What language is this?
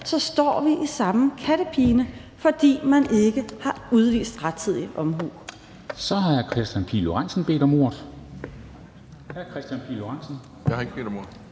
Danish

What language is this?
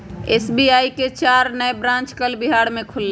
Magahi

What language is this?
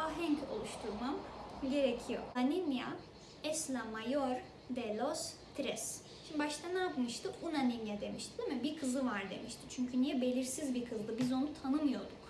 Turkish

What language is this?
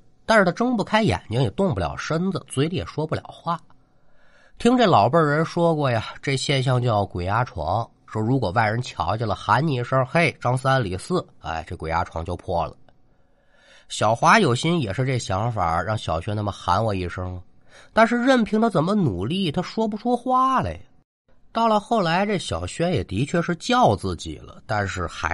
Chinese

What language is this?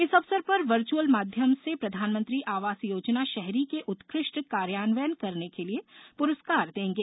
Hindi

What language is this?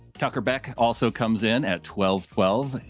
English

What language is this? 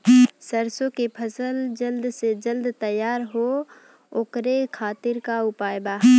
Bhojpuri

